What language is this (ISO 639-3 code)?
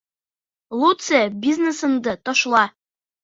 bak